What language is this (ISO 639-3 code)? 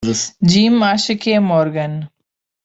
por